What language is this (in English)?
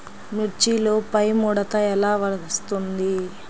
Telugu